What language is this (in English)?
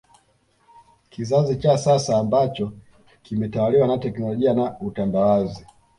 Swahili